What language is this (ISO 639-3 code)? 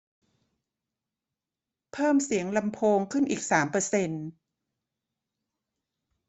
tha